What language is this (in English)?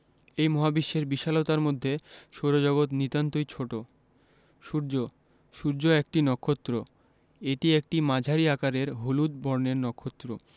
Bangla